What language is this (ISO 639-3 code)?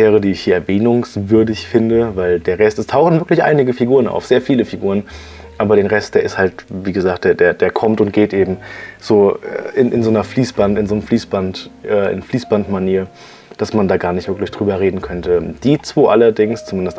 deu